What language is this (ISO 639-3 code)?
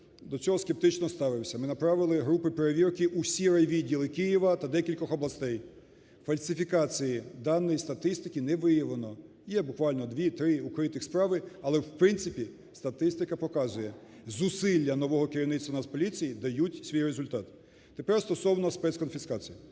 ukr